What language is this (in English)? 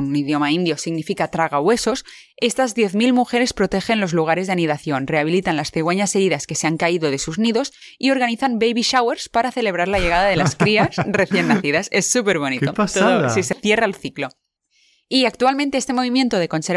Spanish